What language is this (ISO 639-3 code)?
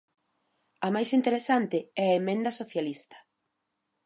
glg